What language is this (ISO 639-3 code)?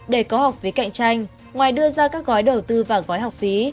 vie